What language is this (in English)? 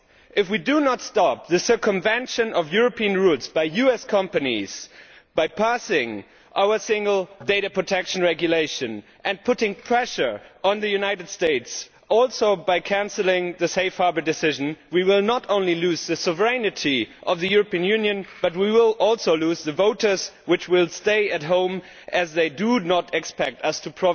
English